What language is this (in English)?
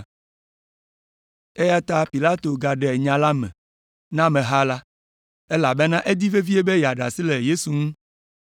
Ewe